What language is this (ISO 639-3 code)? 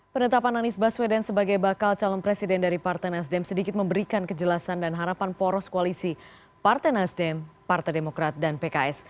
ind